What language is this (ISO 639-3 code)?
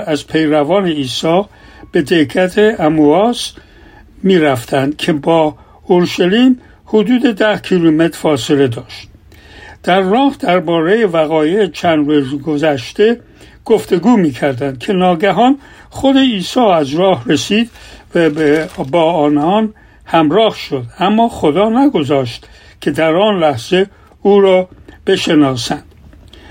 fas